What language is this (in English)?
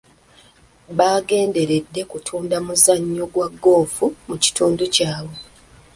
Ganda